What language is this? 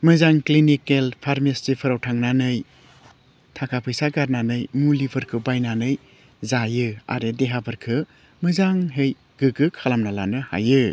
Bodo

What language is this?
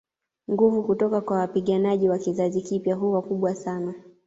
Swahili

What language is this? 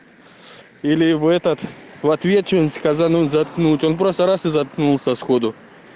Russian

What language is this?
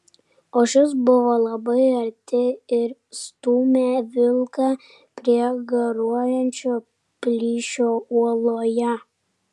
Lithuanian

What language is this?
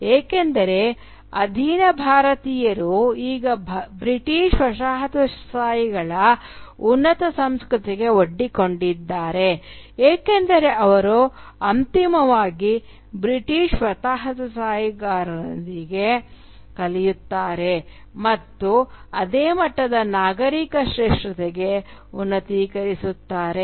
Kannada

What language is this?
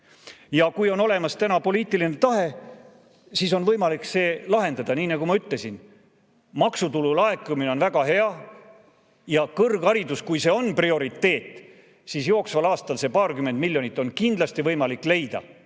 Estonian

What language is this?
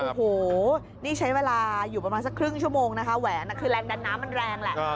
Thai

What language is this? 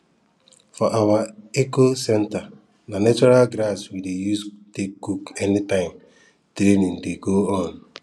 Nigerian Pidgin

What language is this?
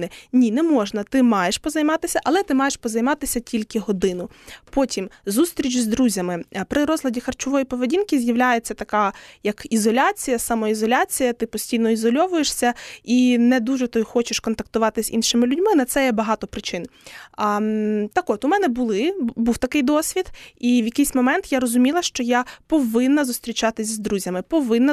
Ukrainian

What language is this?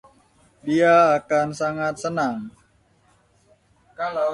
Indonesian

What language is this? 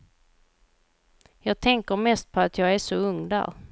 Swedish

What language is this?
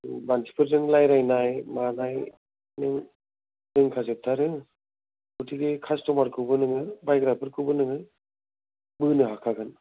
Bodo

